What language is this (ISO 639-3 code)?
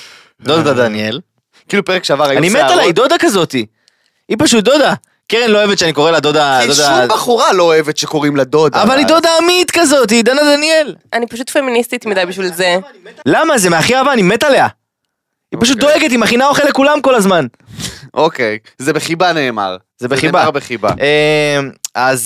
heb